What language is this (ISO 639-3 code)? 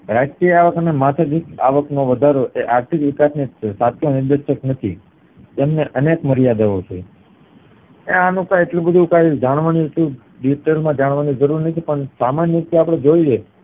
guj